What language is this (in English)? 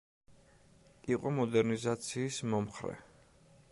Georgian